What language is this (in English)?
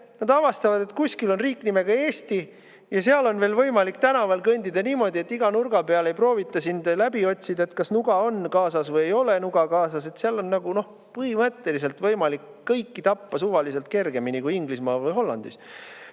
Estonian